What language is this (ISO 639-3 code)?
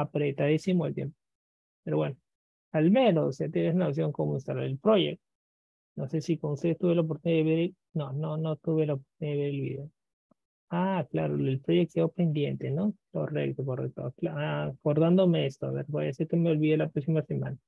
spa